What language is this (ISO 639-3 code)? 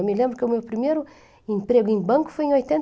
por